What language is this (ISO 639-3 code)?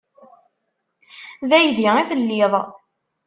kab